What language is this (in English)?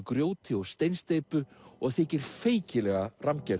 Icelandic